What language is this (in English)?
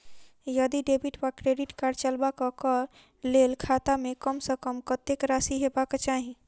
Maithili